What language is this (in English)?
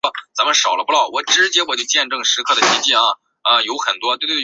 Chinese